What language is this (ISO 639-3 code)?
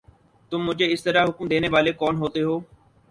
urd